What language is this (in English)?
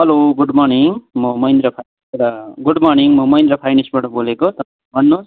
Nepali